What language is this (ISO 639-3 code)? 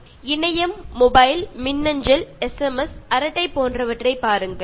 tam